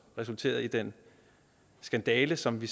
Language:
Danish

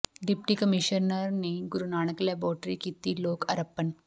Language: Punjabi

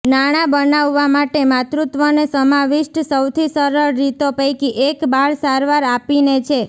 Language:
Gujarati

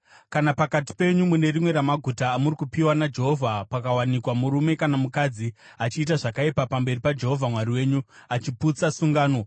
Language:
Shona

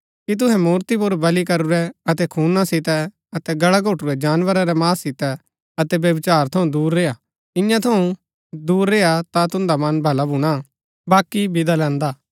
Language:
Gaddi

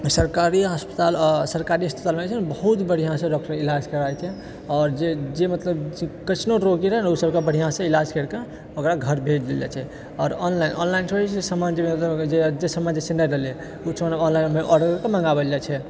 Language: Maithili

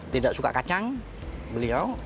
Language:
Indonesian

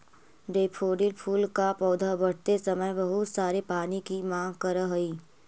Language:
Magahi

